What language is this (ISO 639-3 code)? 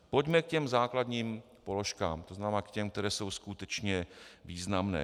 ces